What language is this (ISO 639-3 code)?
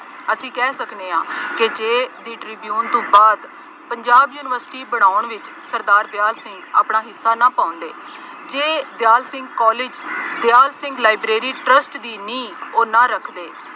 pan